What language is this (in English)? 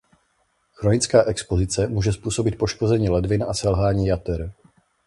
Czech